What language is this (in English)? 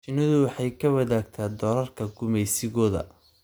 Somali